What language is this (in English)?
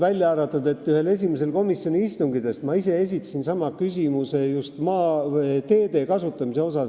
Estonian